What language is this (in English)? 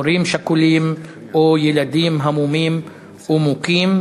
Hebrew